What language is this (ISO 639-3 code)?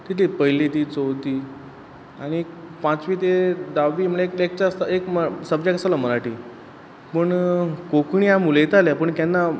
kok